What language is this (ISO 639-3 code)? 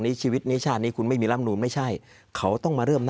tha